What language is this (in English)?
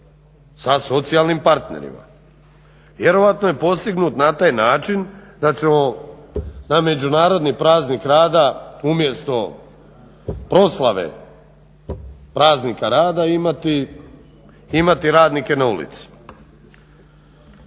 Croatian